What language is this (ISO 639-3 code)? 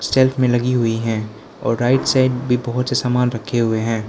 hin